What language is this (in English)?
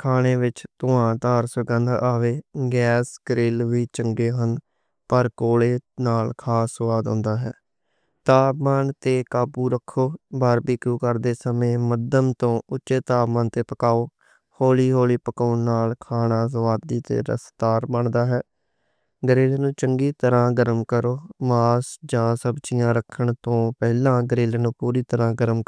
Western Panjabi